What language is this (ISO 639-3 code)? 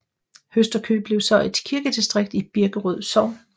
dan